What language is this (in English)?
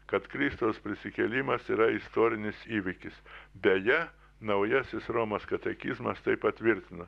Lithuanian